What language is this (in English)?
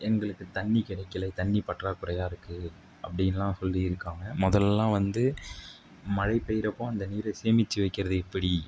Tamil